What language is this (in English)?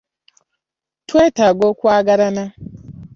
Ganda